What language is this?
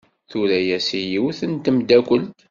Kabyle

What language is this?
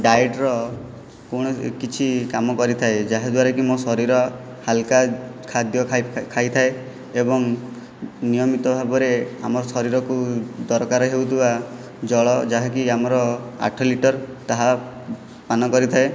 Odia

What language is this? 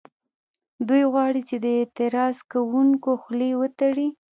Pashto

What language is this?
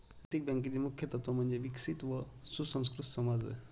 Marathi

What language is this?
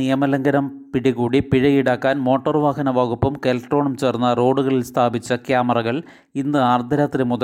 Malayalam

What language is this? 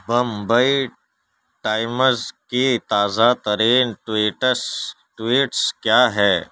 Urdu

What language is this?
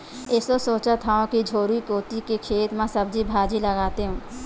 Chhattisgarhi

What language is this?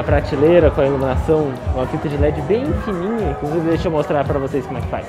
Portuguese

